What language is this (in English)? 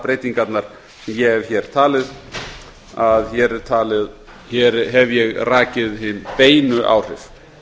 Icelandic